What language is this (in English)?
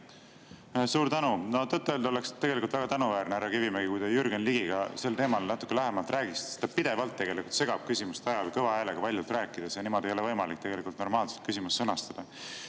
Estonian